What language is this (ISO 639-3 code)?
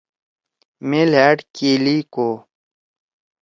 trw